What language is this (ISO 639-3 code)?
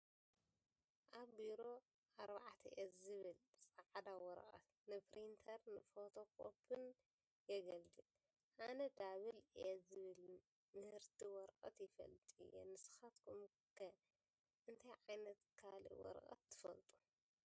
tir